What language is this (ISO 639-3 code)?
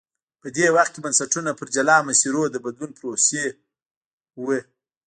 pus